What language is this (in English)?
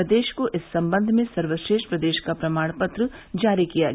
Hindi